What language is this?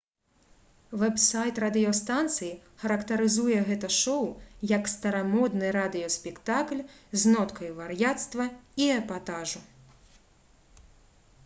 Belarusian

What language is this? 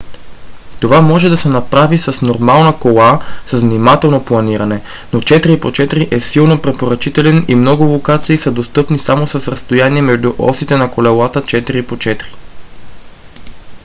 Bulgarian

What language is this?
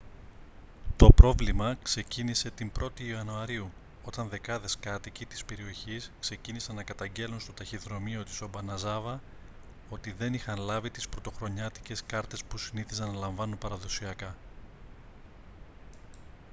Greek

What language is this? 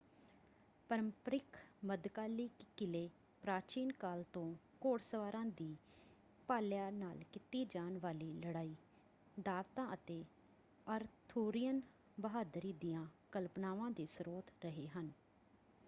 Punjabi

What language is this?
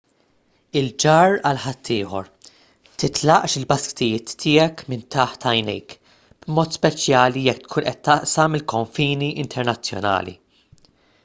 Maltese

